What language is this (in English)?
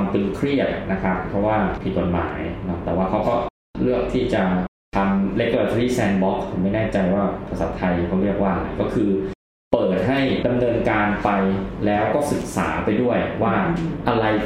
Thai